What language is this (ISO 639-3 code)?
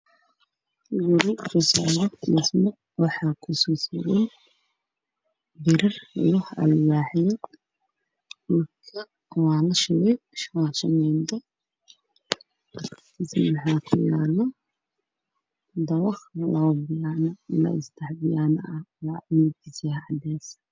som